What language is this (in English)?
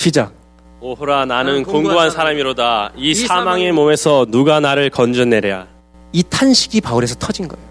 Korean